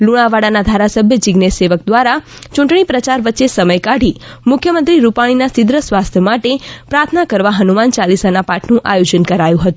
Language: Gujarati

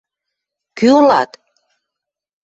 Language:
Western Mari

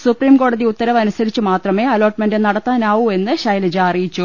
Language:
Malayalam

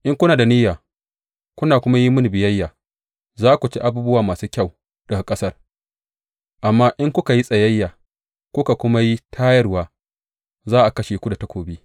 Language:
Hausa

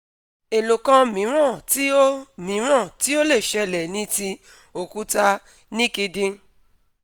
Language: Yoruba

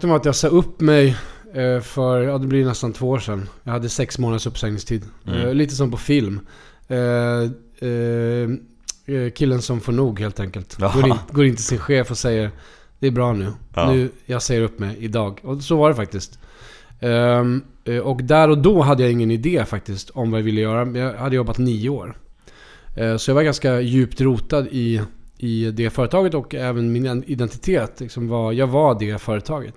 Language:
Swedish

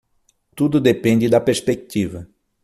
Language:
Portuguese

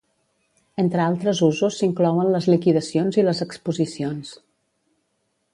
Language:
Catalan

